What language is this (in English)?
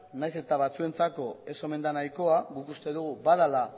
Basque